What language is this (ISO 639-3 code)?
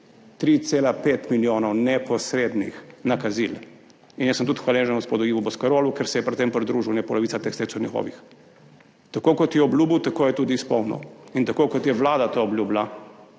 slv